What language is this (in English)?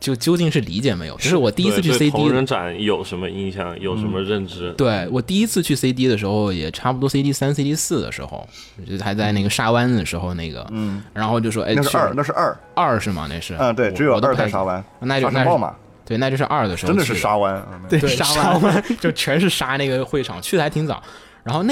Chinese